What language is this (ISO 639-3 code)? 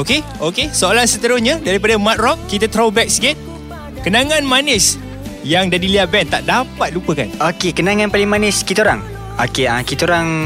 msa